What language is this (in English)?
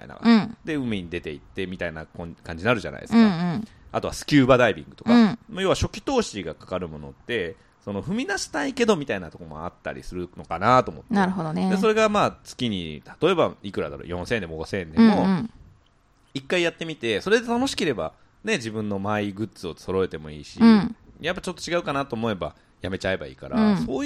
Japanese